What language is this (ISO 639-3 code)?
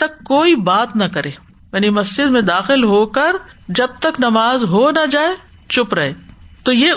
urd